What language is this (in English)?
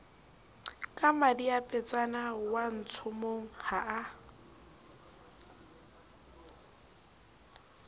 Southern Sotho